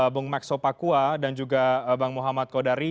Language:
Indonesian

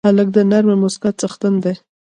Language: Pashto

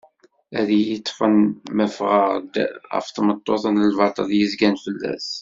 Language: Kabyle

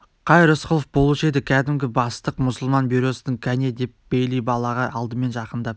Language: Kazakh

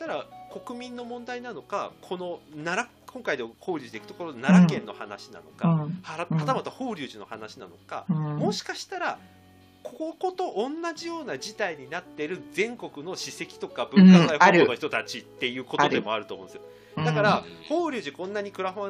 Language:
Japanese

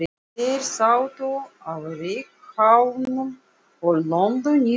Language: Icelandic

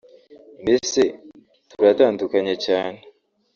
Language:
Kinyarwanda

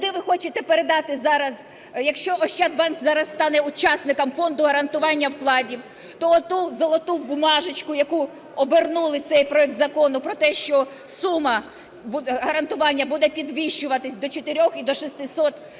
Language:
Ukrainian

